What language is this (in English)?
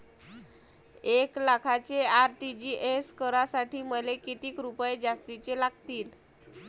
Marathi